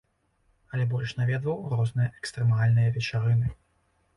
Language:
Belarusian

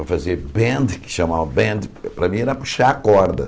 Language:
Portuguese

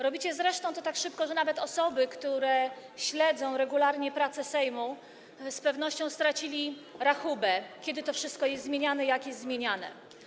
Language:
Polish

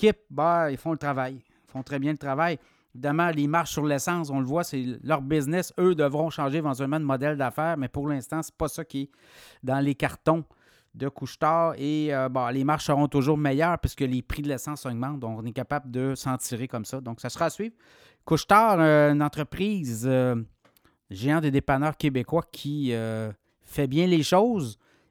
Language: French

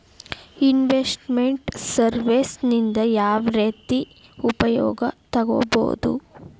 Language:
Kannada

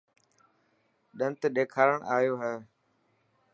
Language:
Dhatki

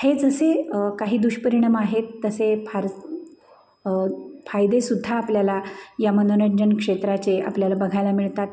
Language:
Marathi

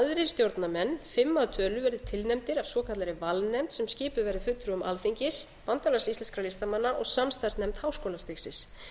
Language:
Icelandic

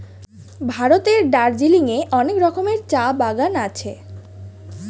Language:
Bangla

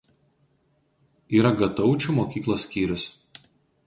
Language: Lithuanian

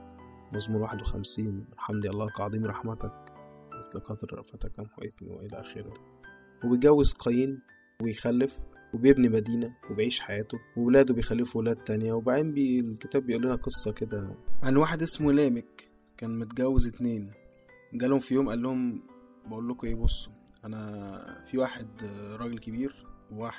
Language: Arabic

